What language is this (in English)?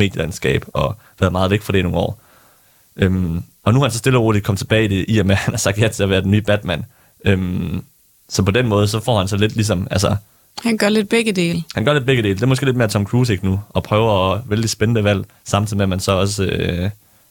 Danish